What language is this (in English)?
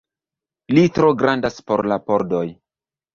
Esperanto